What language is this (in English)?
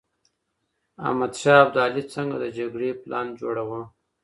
Pashto